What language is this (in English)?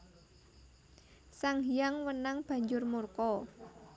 Javanese